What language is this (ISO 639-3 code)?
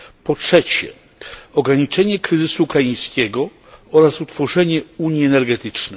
pol